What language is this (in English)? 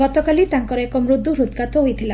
Odia